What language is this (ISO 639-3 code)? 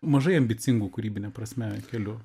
lit